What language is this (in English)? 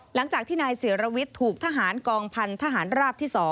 Thai